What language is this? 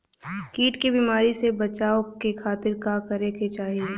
Bhojpuri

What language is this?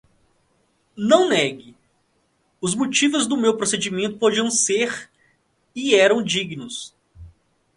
Portuguese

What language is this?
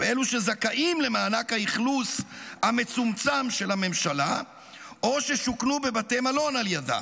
Hebrew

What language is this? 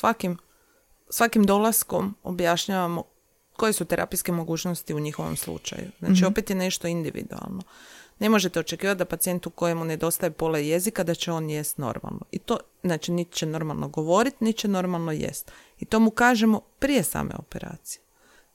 Croatian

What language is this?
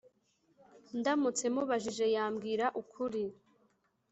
Kinyarwanda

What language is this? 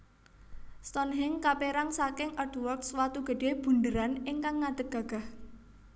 Javanese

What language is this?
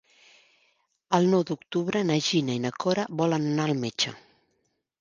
Catalan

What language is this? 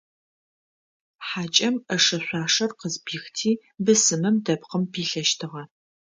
Adyghe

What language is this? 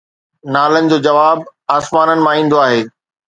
Sindhi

